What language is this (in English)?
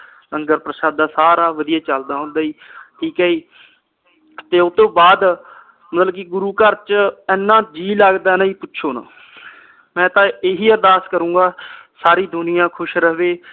Punjabi